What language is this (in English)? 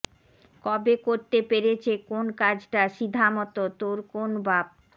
Bangla